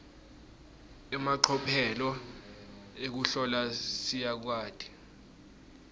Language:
Swati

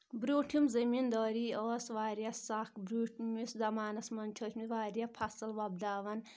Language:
Kashmiri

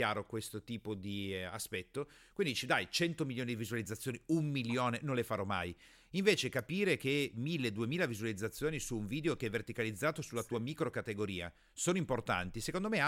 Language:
Italian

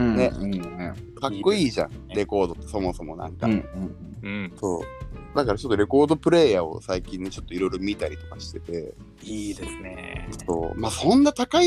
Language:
Japanese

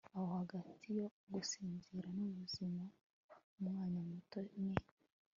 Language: Kinyarwanda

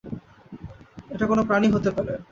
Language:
Bangla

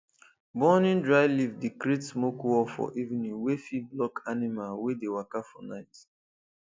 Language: Nigerian Pidgin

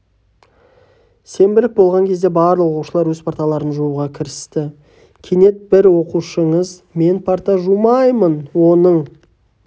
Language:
Kazakh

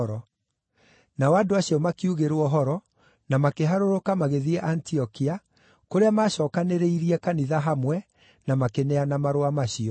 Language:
Kikuyu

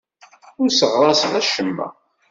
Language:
Kabyle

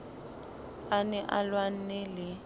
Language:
Southern Sotho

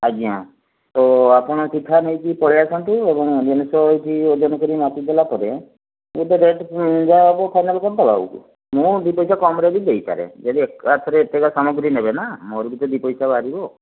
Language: Odia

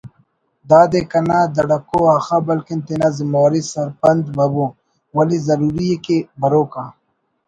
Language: Brahui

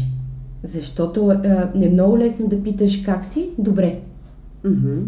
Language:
Bulgarian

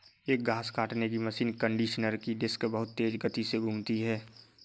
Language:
Hindi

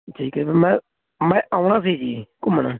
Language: Punjabi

